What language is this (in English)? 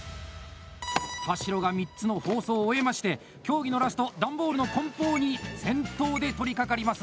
Japanese